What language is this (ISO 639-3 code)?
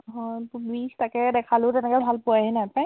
asm